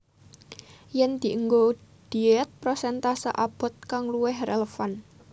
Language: Javanese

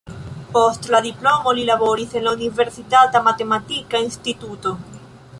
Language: Esperanto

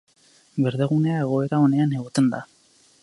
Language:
Basque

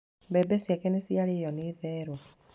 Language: Kikuyu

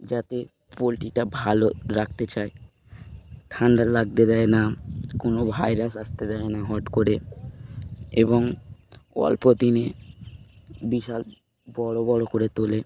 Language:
Bangla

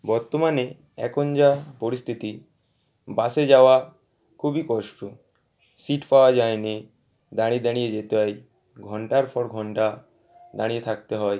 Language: Bangla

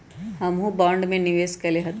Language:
Magahi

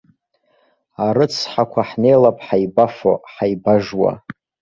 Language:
Abkhazian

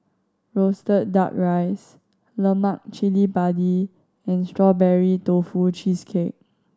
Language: English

